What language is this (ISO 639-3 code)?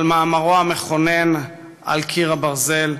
heb